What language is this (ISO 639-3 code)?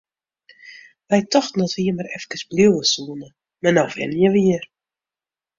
fry